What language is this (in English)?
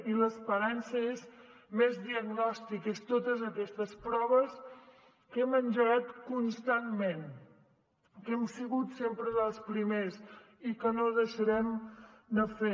Catalan